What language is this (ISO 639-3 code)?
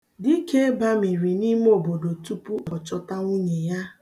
ibo